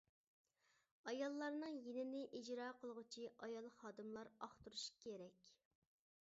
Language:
Uyghur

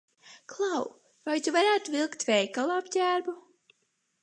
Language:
Latvian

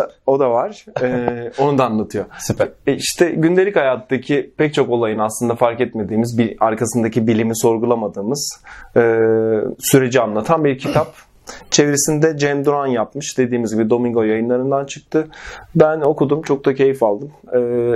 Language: Turkish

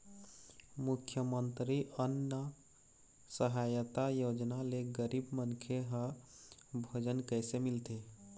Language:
Chhattisgarhi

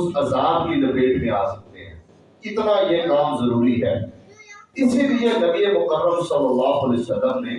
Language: Urdu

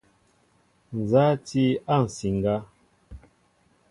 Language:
Mbo (Cameroon)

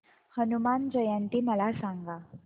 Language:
Marathi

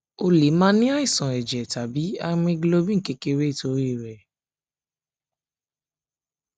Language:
Yoruba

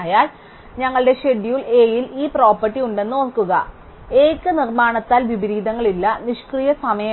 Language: Malayalam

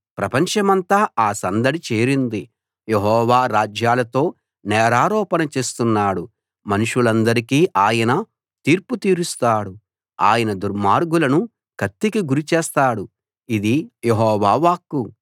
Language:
Telugu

